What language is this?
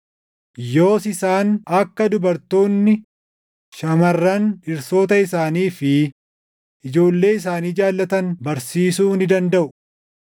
Oromo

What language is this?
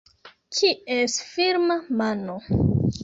Esperanto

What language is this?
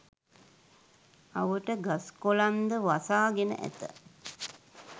Sinhala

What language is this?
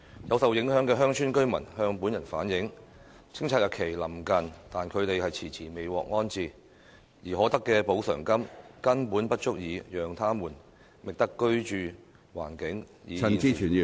Cantonese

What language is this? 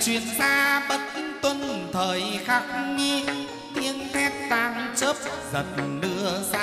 Vietnamese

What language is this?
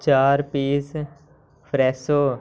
Punjabi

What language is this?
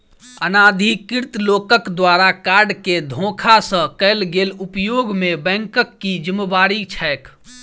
Maithili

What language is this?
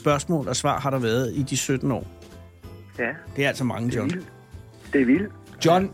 Danish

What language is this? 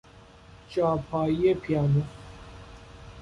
Persian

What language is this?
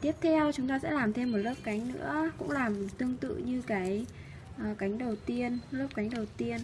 Vietnamese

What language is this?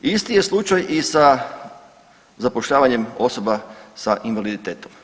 Croatian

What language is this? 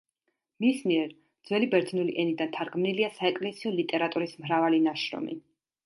Georgian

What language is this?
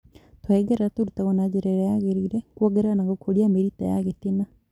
Kikuyu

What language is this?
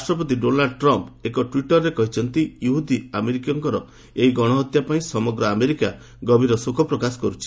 Odia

